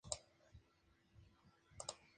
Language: Spanish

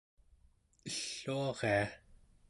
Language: Central Yupik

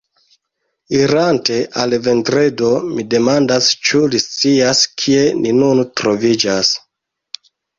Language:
Esperanto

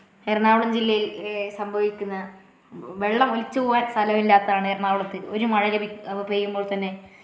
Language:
Malayalam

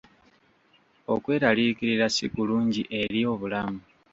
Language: Ganda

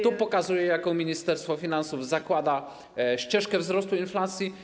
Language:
Polish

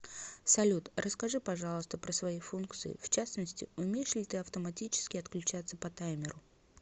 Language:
Russian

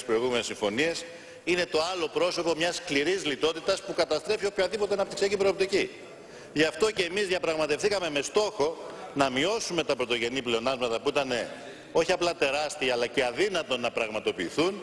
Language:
Greek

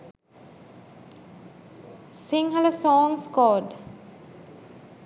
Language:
Sinhala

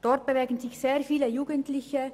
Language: Swiss German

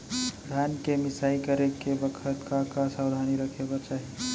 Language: Chhattisgarhi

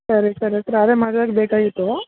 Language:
Kannada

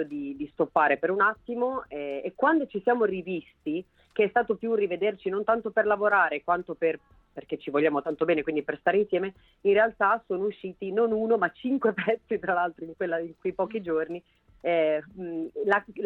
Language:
Italian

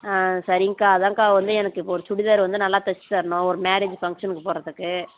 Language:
Tamil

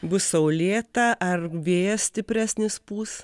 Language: Lithuanian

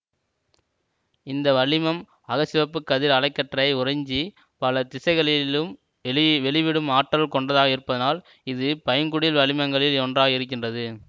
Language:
Tamil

